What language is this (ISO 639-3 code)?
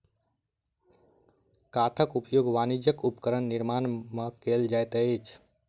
mai